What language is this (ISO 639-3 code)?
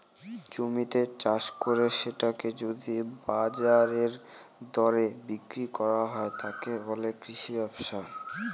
ben